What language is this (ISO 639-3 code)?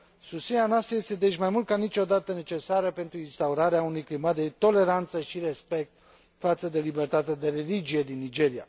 ron